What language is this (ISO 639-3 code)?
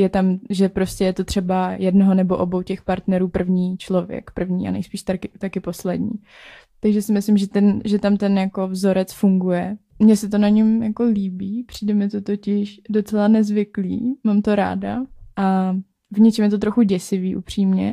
ces